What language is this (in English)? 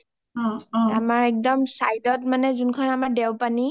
Assamese